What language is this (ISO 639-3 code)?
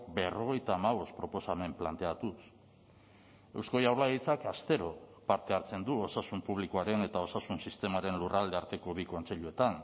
eus